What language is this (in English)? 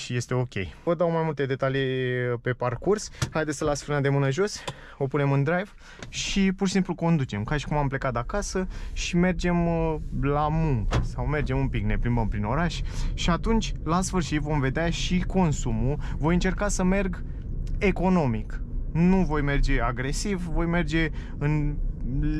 Romanian